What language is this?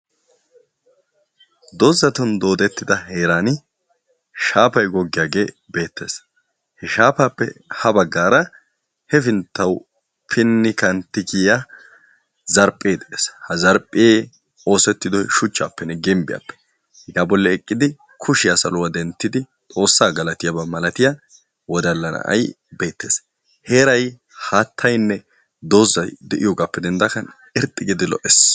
Wolaytta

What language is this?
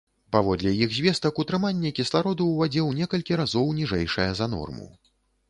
Belarusian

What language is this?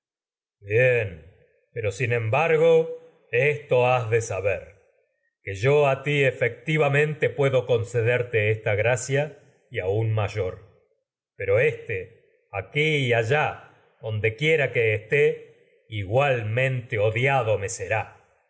Spanish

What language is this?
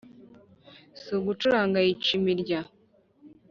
Kinyarwanda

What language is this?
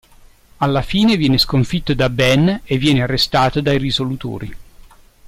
Italian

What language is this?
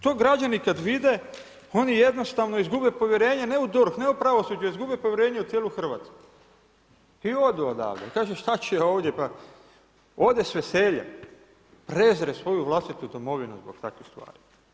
Croatian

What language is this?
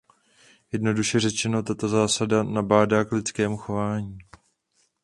Czech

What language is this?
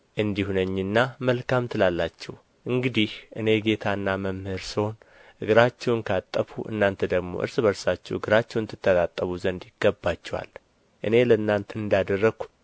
Amharic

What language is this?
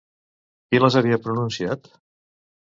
Catalan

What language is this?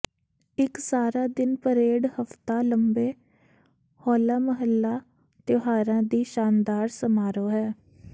Punjabi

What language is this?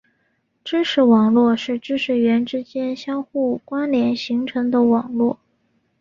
Chinese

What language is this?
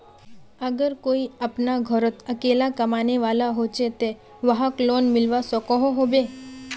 Magahi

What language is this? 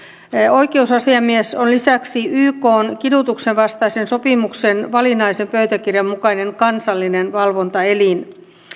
Finnish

